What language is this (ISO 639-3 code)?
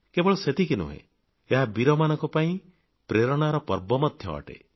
ori